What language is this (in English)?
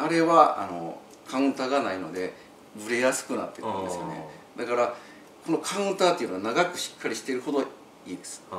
Japanese